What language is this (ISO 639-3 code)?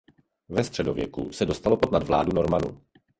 ces